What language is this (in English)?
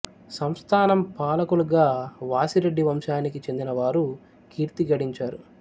Telugu